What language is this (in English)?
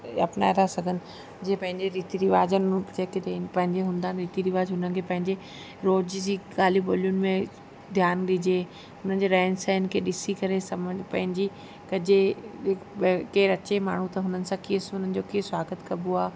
Sindhi